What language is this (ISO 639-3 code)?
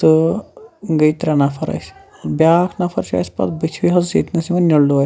kas